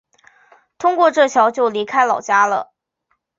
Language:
Chinese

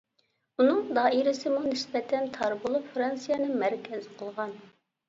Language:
Uyghur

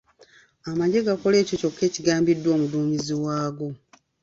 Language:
Ganda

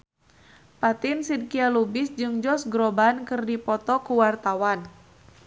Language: Sundanese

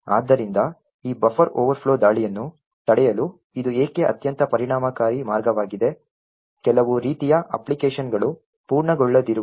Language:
Kannada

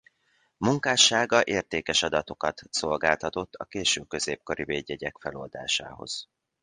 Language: Hungarian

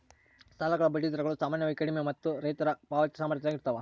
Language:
Kannada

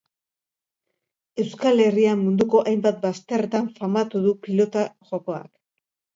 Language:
Basque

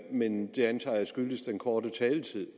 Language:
Danish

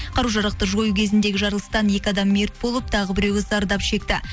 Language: Kazakh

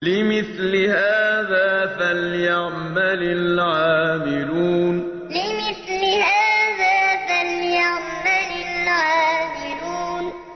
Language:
Arabic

